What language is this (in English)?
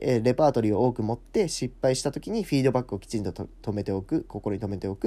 Japanese